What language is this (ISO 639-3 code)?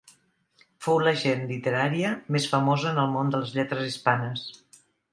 cat